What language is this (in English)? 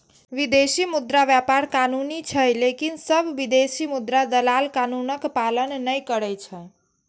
Maithili